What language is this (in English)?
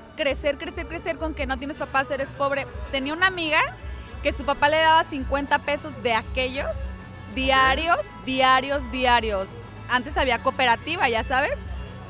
Spanish